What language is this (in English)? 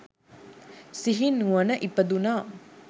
Sinhala